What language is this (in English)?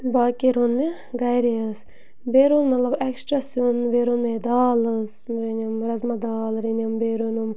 Kashmiri